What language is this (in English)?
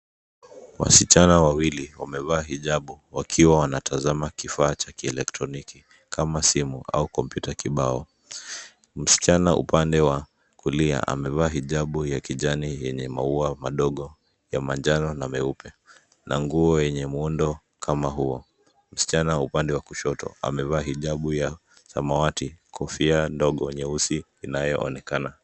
Swahili